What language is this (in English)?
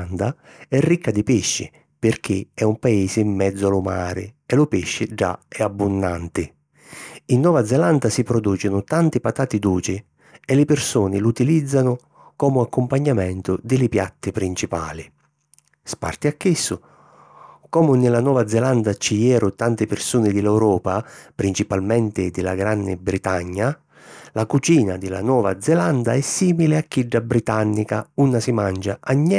Sicilian